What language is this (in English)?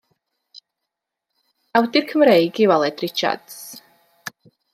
Welsh